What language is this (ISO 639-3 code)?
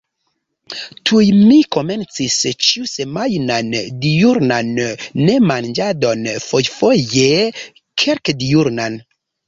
epo